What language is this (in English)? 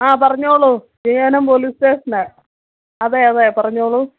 Malayalam